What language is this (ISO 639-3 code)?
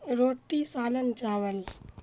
urd